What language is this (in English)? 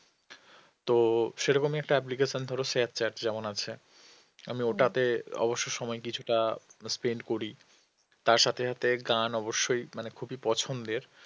Bangla